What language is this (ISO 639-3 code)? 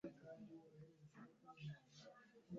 kin